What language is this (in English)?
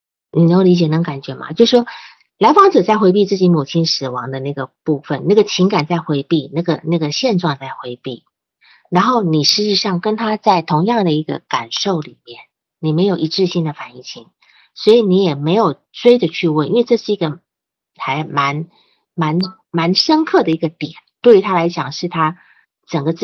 Chinese